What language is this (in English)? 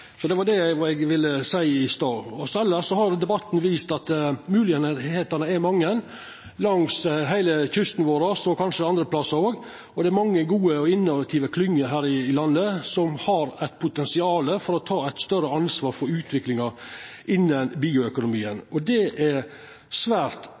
Norwegian Nynorsk